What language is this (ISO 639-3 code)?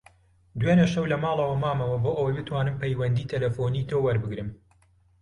ckb